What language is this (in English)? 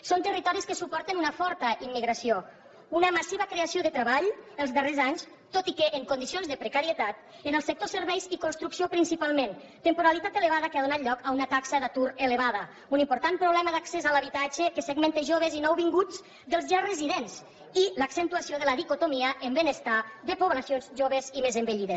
Catalan